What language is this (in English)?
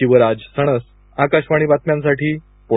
Marathi